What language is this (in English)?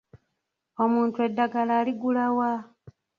Ganda